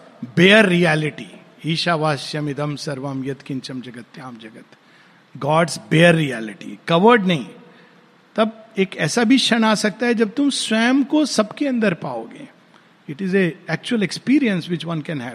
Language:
Hindi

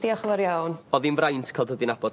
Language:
Welsh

